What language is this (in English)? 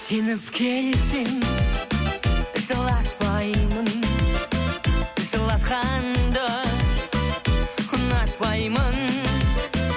Kazakh